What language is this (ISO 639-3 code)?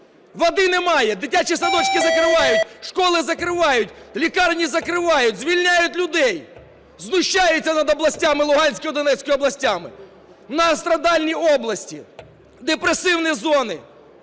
ukr